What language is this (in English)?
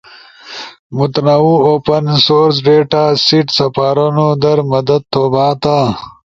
Ushojo